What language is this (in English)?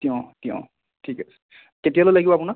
Assamese